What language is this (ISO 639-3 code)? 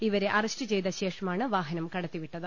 mal